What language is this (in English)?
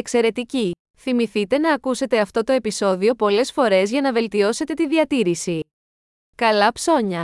Greek